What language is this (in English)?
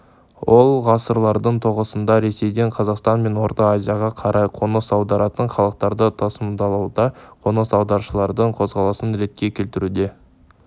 Kazakh